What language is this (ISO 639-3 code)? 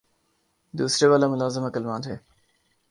urd